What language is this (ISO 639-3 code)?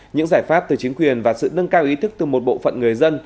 vie